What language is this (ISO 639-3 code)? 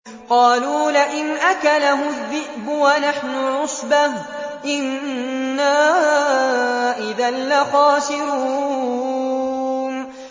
ara